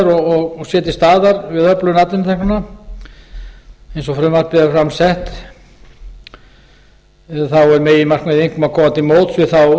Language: Icelandic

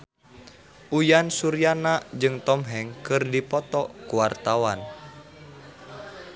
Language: Sundanese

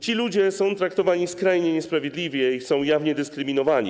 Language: Polish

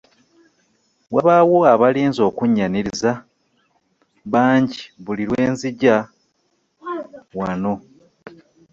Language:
Ganda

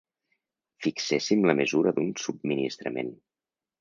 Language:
Catalan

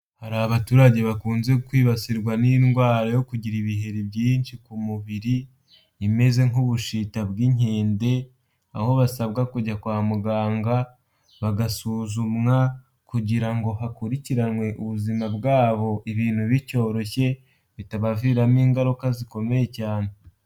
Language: Kinyarwanda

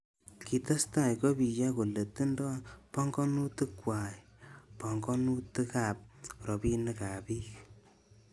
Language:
Kalenjin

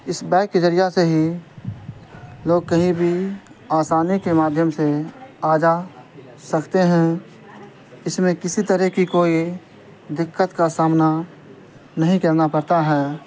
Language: Urdu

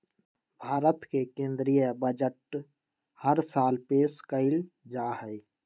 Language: Magahi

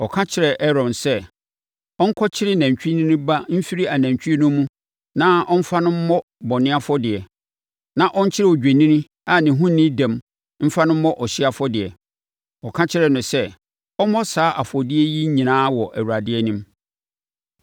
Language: Akan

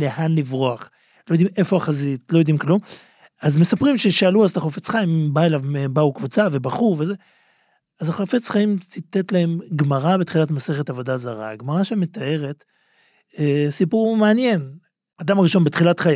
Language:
Hebrew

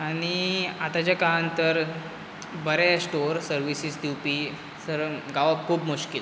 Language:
Konkani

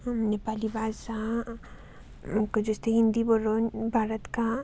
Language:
Nepali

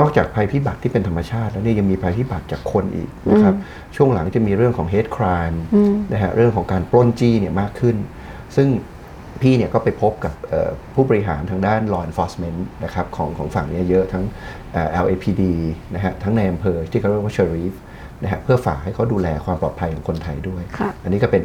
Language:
Thai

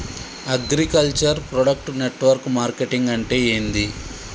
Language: Telugu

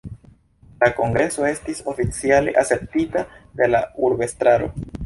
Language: Esperanto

